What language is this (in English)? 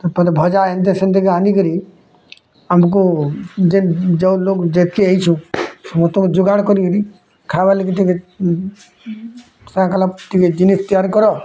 Odia